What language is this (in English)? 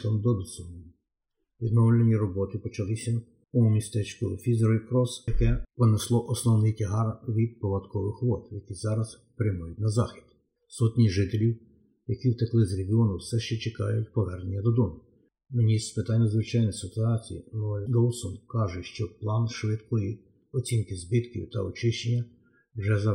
Ukrainian